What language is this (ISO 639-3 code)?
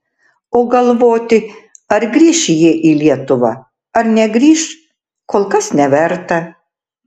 lit